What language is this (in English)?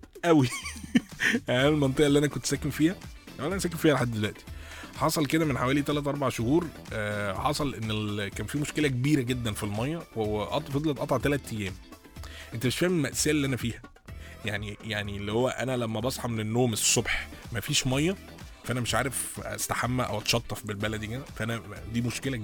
Arabic